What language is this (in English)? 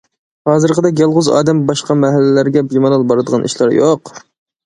Uyghur